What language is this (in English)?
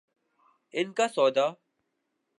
Urdu